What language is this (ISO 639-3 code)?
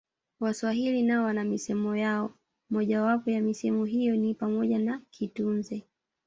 swa